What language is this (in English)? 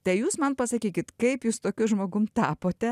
Lithuanian